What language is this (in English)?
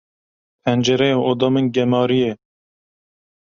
Kurdish